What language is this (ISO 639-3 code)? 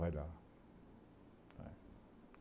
por